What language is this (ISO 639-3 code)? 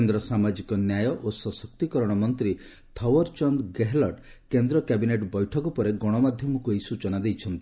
ori